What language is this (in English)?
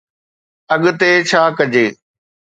Sindhi